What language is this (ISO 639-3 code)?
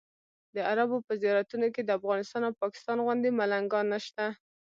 pus